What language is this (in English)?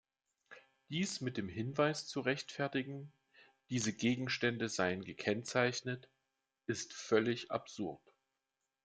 German